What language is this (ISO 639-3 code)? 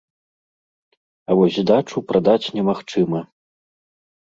bel